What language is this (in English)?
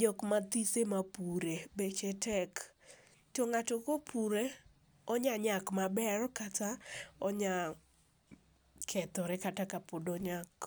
Luo (Kenya and Tanzania)